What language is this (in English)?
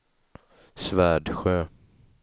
Swedish